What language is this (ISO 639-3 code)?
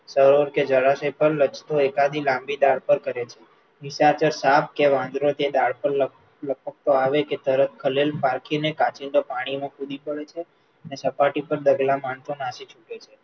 guj